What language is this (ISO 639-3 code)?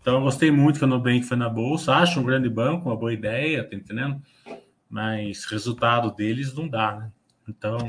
por